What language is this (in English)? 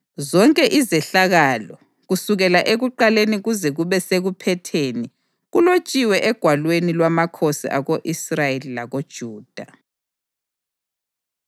North Ndebele